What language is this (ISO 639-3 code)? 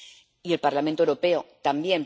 spa